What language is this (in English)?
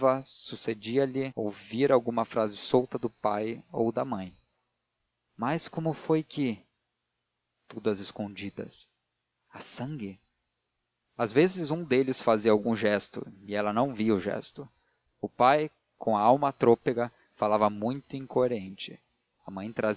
Portuguese